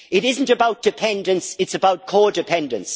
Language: English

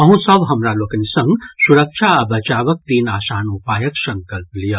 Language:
Maithili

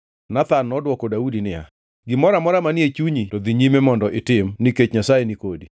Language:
Luo (Kenya and Tanzania)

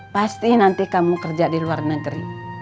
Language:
Indonesian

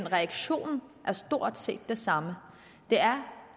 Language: Danish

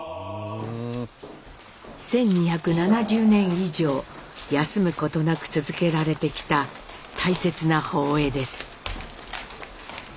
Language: Japanese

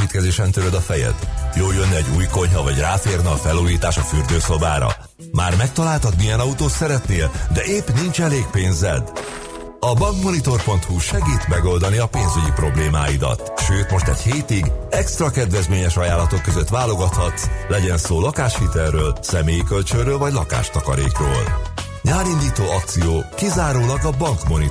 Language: Hungarian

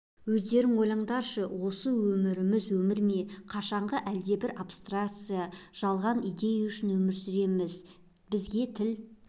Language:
Kazakh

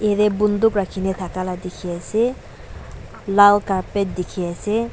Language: Naga Pidgin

